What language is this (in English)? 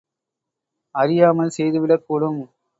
Tamil